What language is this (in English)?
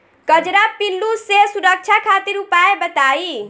Bhojpuri